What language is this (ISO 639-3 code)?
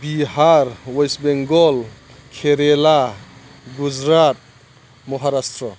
brx